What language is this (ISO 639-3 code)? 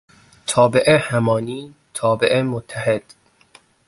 fas